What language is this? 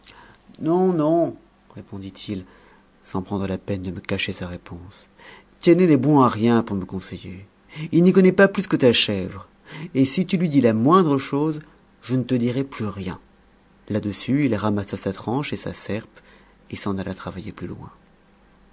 French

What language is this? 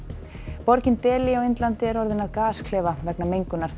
Icelandic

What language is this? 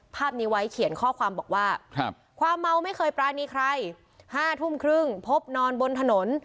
Thai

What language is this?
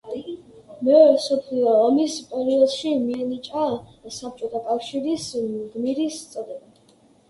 Georgian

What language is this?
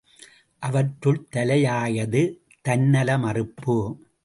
Tamil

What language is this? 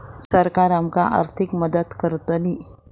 Marathi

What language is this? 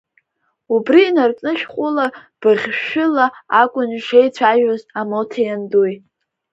Abkhazian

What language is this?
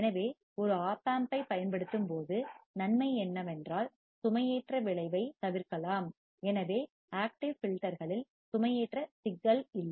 Tamil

